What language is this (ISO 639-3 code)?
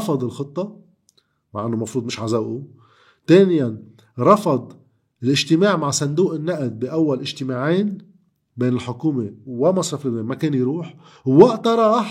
ara